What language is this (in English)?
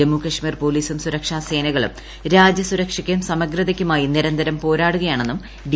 Malayalam